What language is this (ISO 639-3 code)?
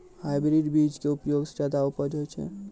mai